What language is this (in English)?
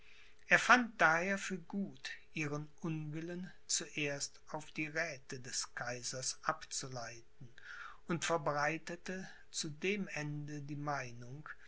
German